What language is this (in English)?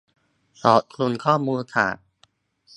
Thai